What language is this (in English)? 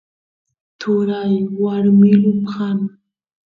Santiago del Estero Quichua